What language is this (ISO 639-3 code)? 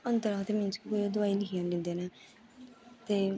doi